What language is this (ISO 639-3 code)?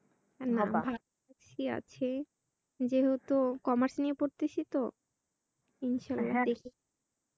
ben